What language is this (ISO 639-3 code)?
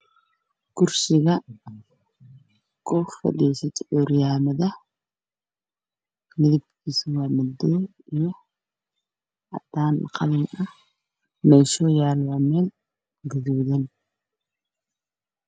som